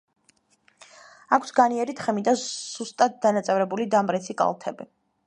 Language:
Georgian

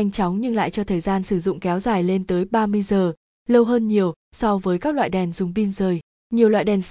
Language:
Vietnamese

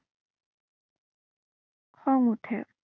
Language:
Assamese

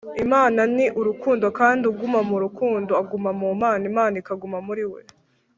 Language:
Kinyarwanda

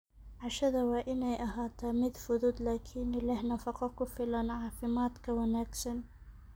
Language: Somali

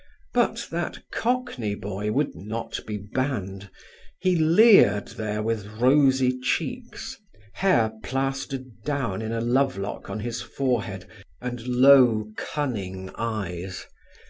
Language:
English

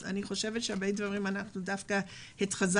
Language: Hebrew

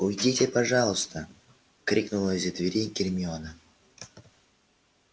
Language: Russian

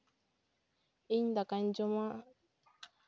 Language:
Santali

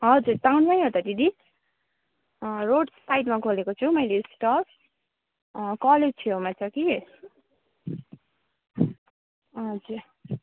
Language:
Nepali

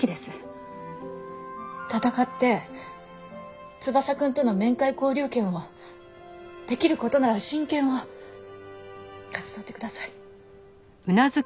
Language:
Japanese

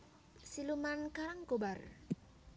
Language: Javanese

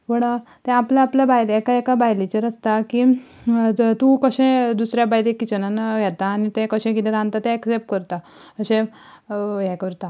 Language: Konkani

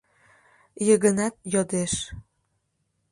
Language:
Mari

